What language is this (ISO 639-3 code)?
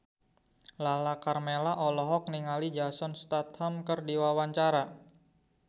sun